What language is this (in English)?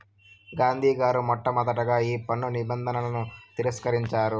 Telugu